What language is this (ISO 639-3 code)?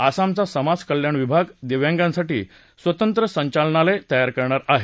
mar